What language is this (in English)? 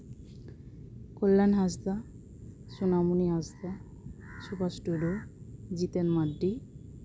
Santali